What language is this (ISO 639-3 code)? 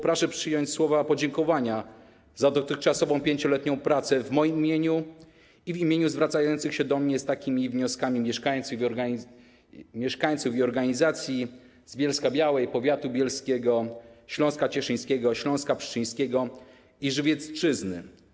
pol